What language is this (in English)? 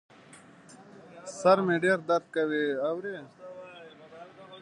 Pashto